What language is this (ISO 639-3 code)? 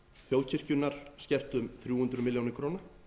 isl